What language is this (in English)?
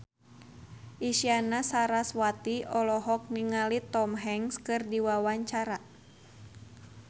Sundanese